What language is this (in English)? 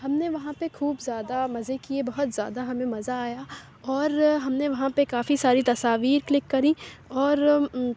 Urdu